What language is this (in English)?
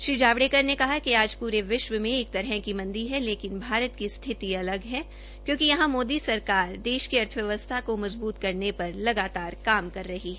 Hindi